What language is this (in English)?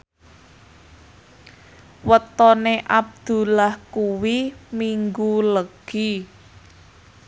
Javanese